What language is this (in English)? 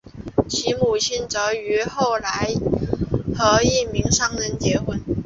Chinese